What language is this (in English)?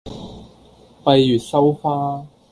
Cantonese